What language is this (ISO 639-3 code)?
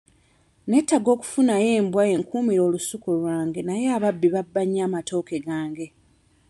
lug